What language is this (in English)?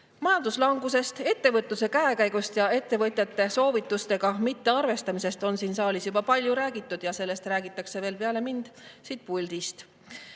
Estonian